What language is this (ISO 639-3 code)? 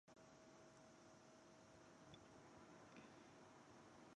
zho